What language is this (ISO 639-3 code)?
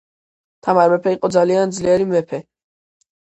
kat